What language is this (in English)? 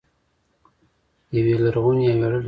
Pashto